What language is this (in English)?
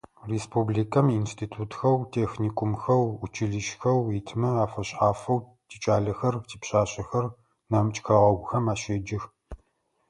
Adyghe